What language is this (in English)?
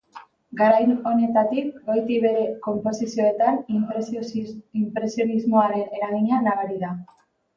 Basque